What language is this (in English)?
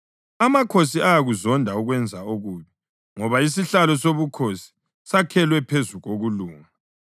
North Ndebele